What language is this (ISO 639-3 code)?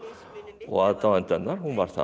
isl